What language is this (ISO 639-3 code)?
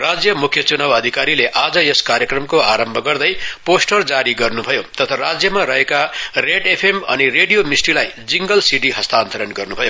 nep